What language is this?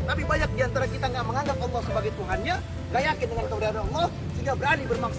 Indonesian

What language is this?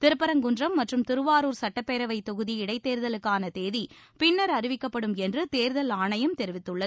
Tamil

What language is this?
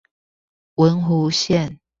Chinese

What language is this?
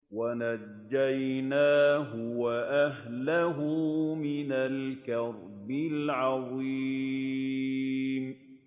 Arabic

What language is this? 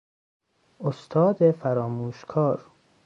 Persian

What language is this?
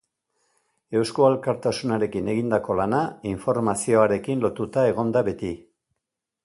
Basque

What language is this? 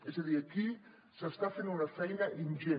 Catalan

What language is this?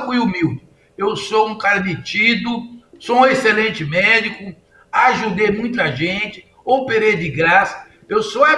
Portuguese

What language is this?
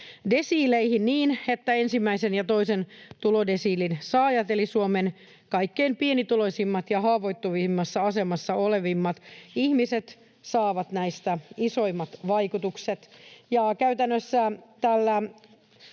Finnish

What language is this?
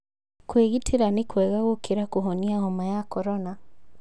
Kikuyu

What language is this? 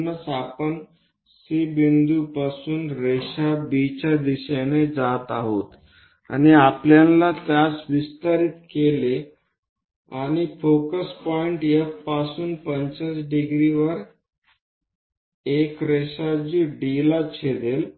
Marathi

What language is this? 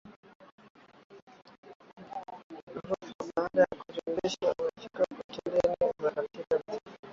Swahili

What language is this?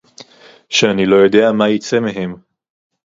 Hebrew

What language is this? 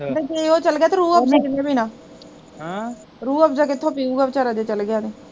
Punjabi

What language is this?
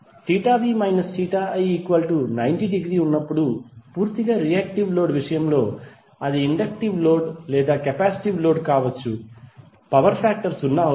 Telugu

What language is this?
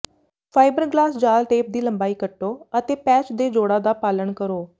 Punjabi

